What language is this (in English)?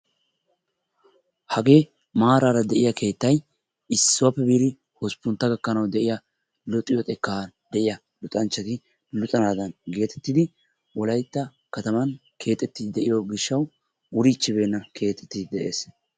Wolaytta